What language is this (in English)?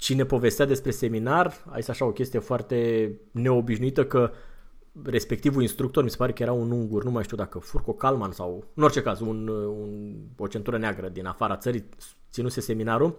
Romanian